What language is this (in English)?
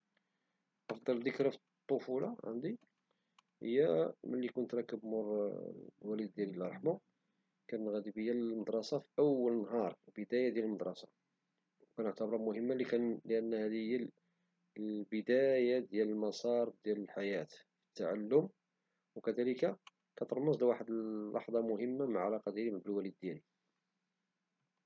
Moroccan Arabic